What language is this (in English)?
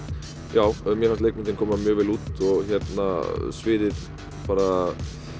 Icelandic